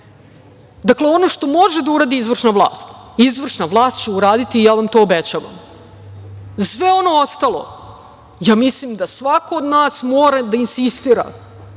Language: Serbian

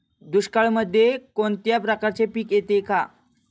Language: Marathi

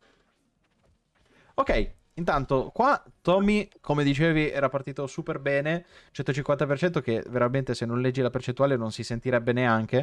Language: Italian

